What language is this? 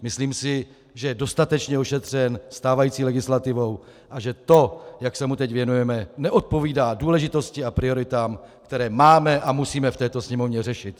Czech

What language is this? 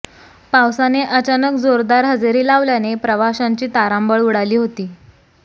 Marathi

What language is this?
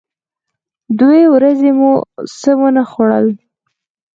Pashto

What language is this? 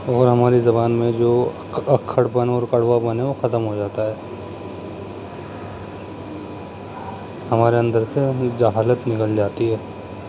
Urdu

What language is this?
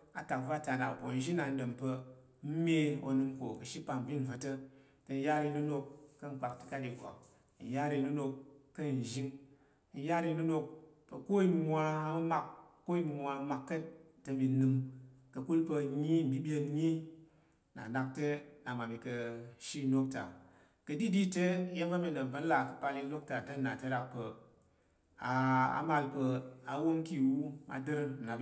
Tarok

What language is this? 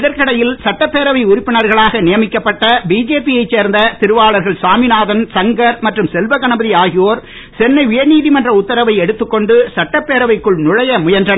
Tamil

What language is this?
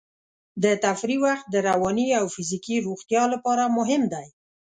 Pashto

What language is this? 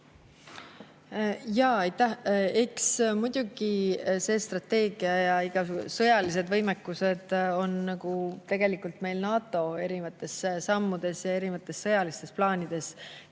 Estonian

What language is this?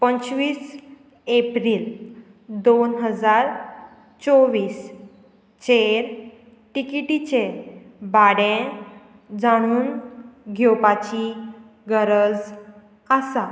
Konkani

